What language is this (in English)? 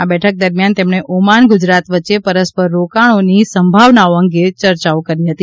Gujarati